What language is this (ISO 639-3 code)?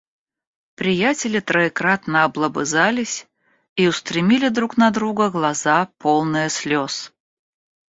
rus